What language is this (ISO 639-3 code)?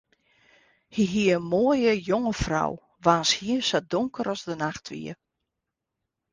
fry